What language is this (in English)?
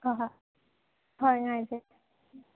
Manipuri